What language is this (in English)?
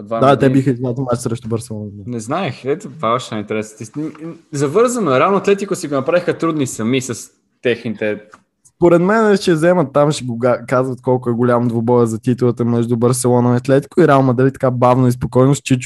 Bulgarian